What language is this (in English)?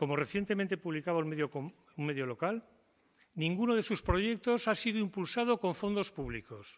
Spanish